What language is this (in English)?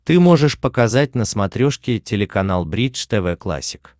Russian